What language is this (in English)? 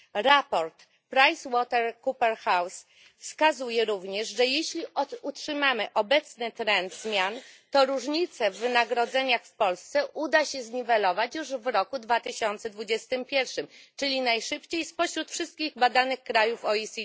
Polish